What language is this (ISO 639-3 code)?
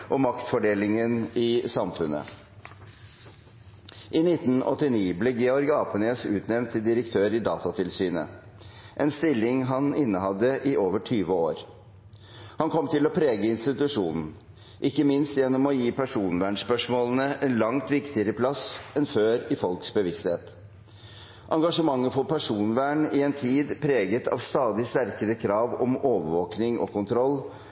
nob